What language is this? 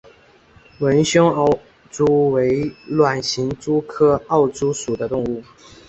Chinese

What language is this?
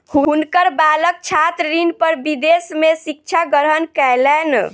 Maithili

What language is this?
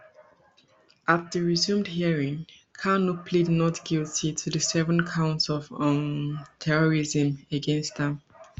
Nigerian Pidgin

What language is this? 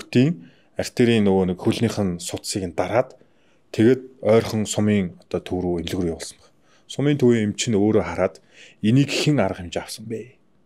Turkish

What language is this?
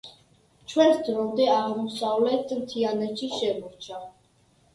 Georgian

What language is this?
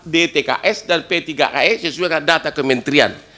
Indonesian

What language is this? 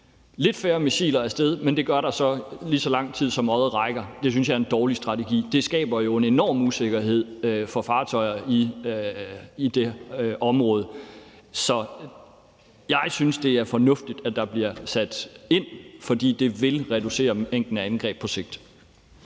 Danish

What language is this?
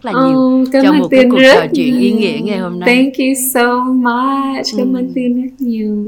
Vietnamese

